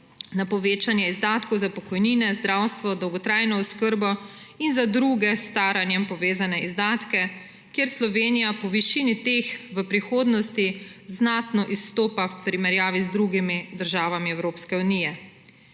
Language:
Slovenian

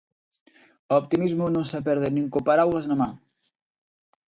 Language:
Galician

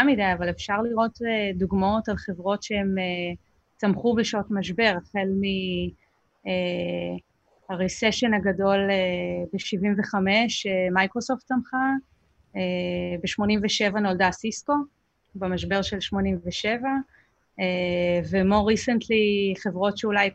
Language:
Hebrew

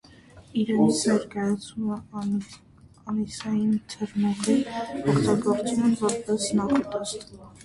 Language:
Armenian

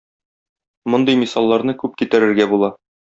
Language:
Tatar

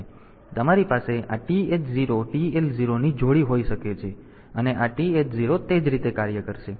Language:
Gujarati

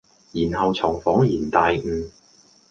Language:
Cantonese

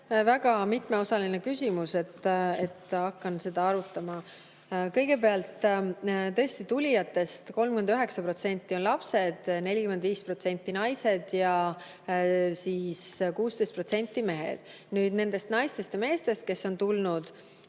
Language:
Estonian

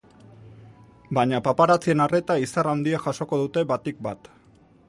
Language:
Basque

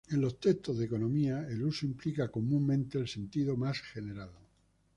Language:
Spanish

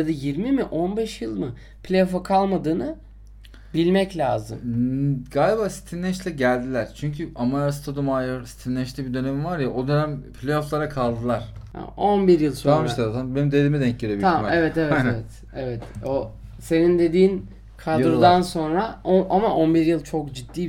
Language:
Turkish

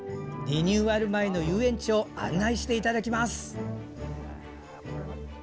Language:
Japanese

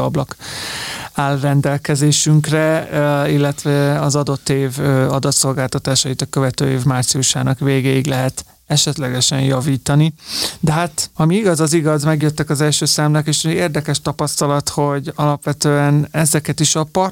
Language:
Hungarian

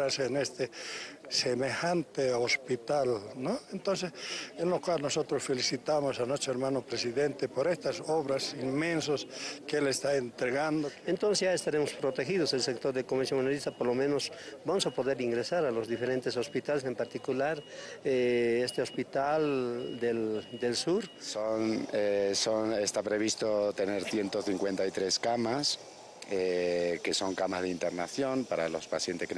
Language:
Spanish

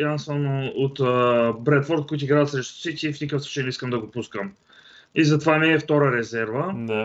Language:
Bulgarian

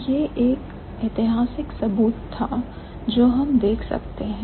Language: Hindi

